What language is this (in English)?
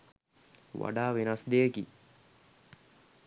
Sinhala